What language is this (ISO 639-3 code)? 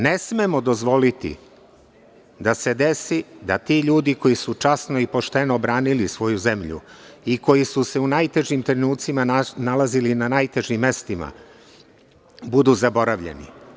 srp